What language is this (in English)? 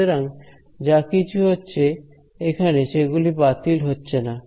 Bangla